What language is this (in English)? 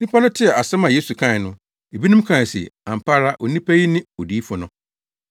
Akan